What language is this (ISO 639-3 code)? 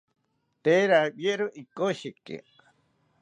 cpy